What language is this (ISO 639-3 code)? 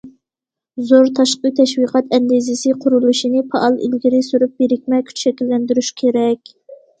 uig